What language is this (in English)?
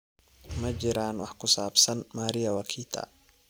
Somali